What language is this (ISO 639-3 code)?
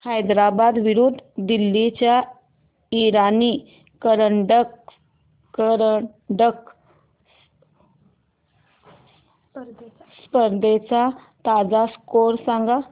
mar